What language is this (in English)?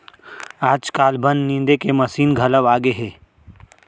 Chhattisgarhi